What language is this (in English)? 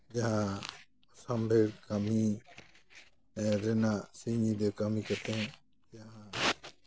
Santali